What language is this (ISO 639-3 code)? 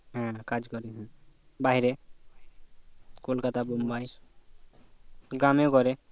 ben